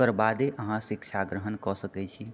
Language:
Maithili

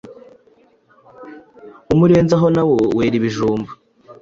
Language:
Kinyarwanda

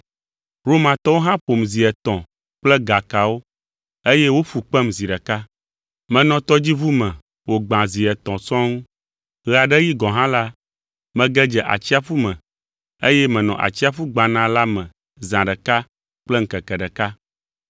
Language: Ewe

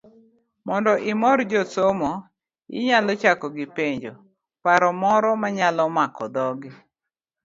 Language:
Luo (Kenya and Tanzania)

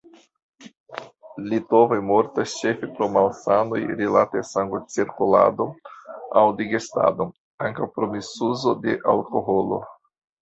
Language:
Esperanto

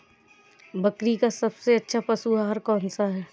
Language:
Hindi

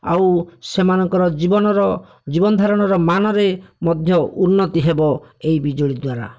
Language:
Odia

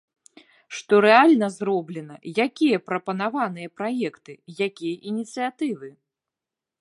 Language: Belarusian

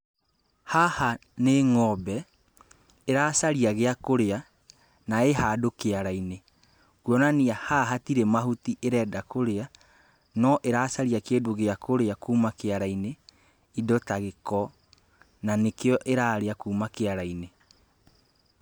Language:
Kikuyu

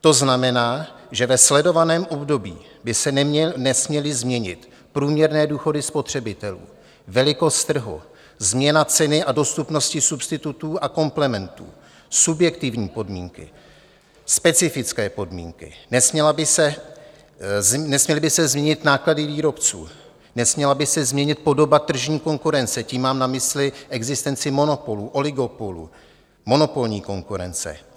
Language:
Czech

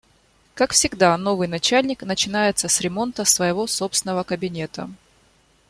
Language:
Russian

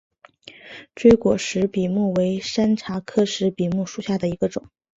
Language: Chinese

